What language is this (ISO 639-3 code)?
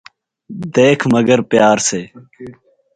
urd